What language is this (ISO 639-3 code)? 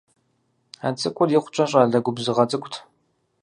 kbd